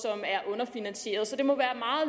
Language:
Danish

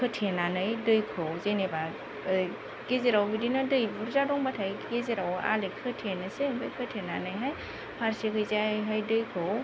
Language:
Bodo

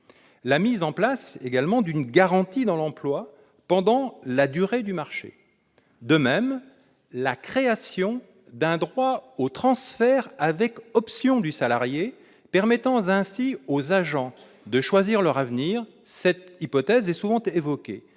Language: French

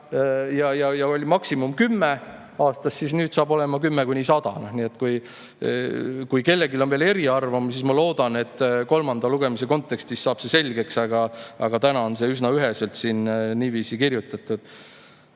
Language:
Estonian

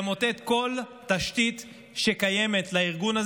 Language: Hebrew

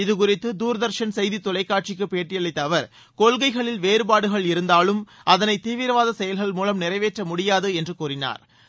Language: Tamil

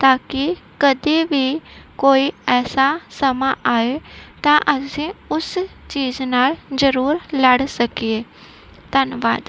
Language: Punjabi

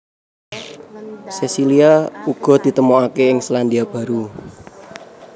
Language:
Javanese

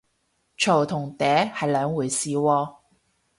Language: Cantonese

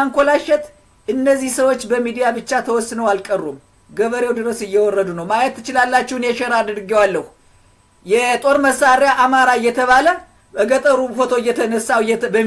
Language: Arabic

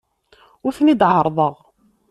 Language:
Kabyle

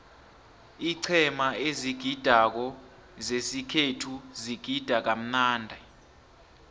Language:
South Ndebele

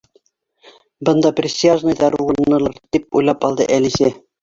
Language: Bashkir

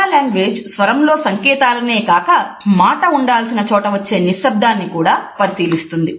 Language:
Telugu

